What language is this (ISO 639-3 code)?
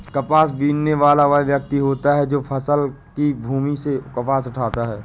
hin